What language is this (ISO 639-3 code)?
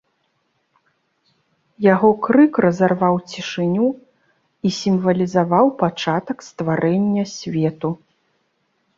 bel